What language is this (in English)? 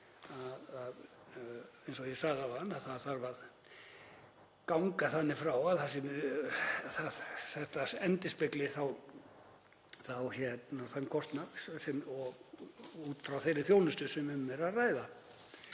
Icelandic